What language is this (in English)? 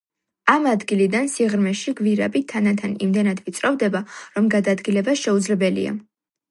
Georgian